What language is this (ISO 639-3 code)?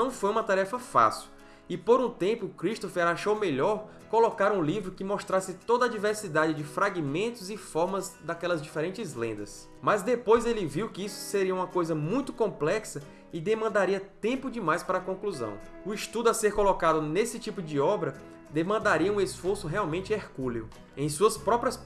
por